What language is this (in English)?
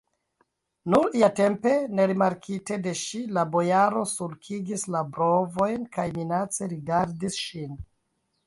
Esperanto